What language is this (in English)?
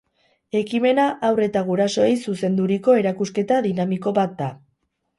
Basque